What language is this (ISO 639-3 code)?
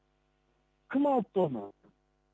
kaz